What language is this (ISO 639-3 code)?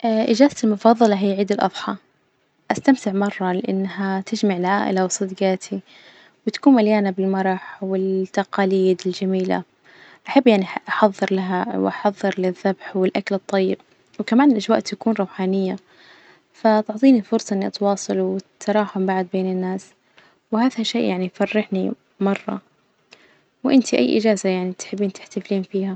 ars